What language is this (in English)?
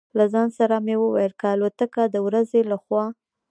Pashto